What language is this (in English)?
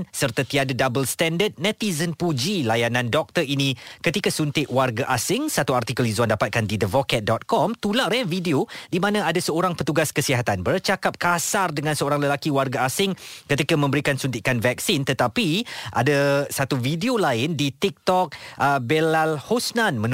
Malay